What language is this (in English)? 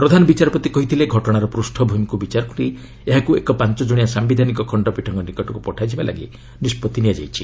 Odia